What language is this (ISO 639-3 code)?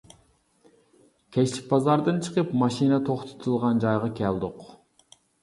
uig